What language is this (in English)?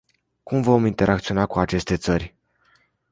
Romanian